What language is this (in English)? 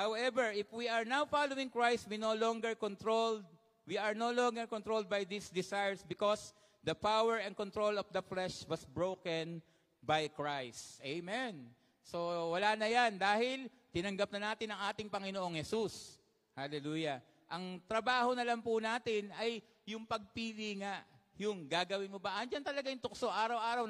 Filipino